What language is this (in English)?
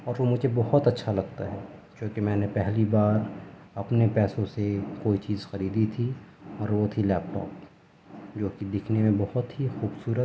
Urdu